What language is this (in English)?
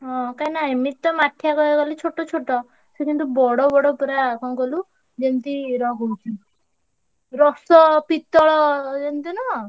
Odia